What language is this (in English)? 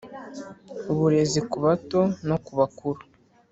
Kinyarwanda